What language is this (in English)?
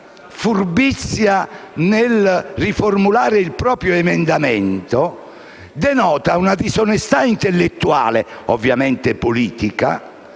Italian